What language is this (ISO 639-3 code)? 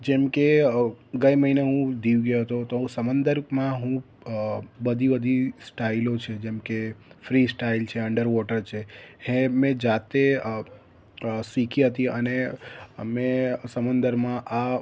guj